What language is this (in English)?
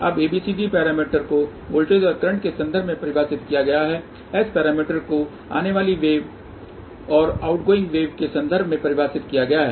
Hindi